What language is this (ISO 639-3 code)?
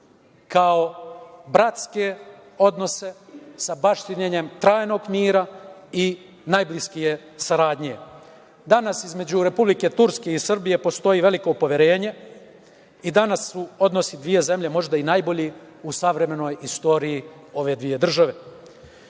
srp